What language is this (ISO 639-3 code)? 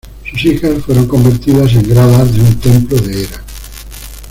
spa